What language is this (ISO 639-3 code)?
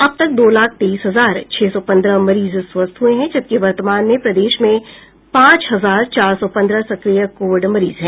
hin